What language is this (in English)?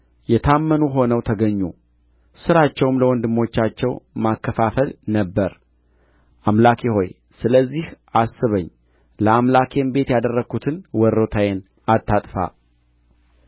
Amharic